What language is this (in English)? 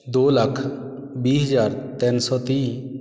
Punjabi